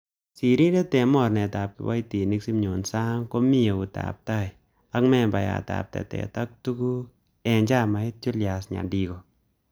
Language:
Kalenjin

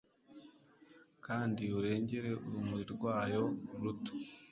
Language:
Kinyarwanda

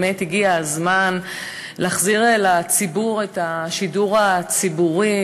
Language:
Hebrew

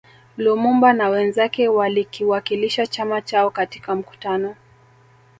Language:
Swahili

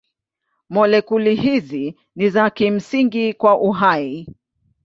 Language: Swahili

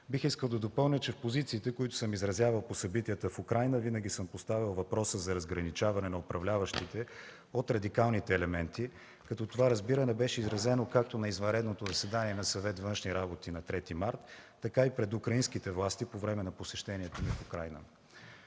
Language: Bulgarian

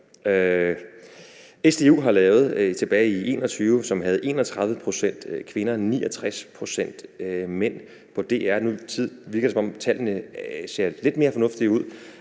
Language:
Danish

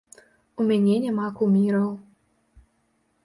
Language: Belarusian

